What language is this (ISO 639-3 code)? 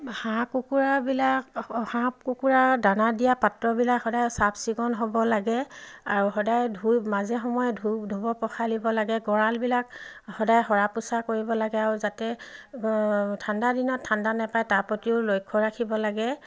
asm